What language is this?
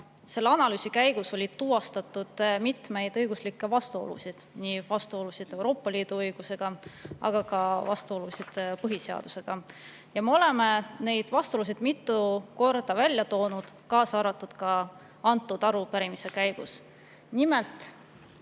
Estonian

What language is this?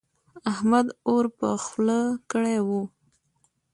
Pashto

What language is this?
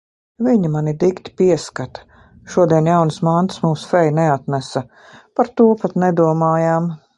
Latvian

